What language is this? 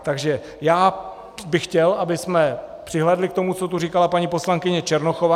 Czech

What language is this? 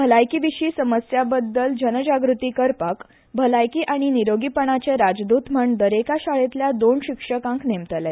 Konkani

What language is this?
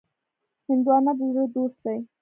Pashto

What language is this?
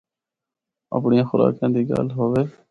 Northern Hindko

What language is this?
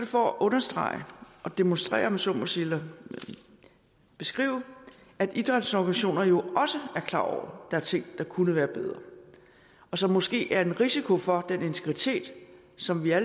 Danish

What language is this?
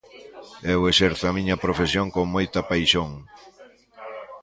Galician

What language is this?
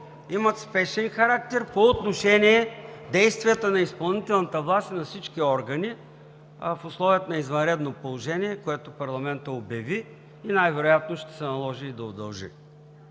Bulgarian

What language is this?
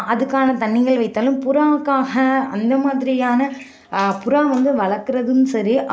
Tamil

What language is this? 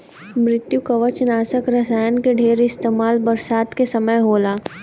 Bhojpuri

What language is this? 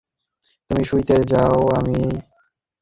Bangla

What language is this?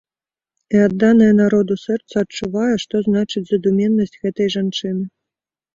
Belarusian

